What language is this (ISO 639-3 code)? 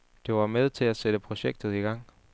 dan